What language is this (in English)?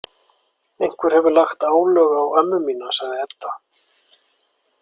Icelandic